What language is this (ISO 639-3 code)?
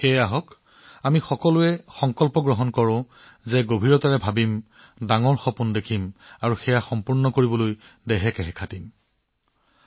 asm